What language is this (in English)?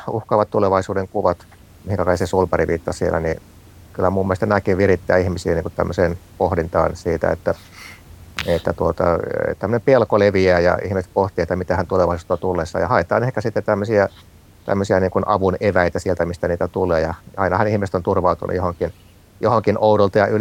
Finnish